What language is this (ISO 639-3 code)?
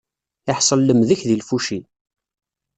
kab